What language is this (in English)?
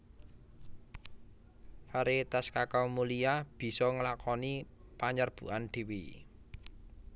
Javanese